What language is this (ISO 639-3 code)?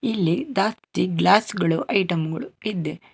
kan